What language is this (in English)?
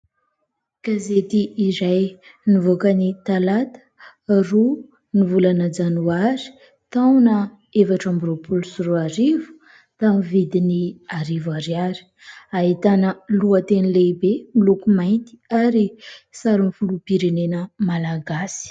Malagasy